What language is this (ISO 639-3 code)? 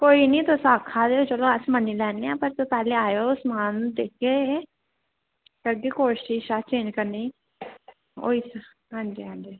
doi